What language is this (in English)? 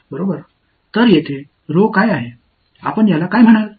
Tamil